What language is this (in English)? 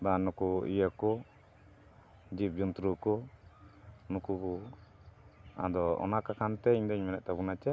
Santali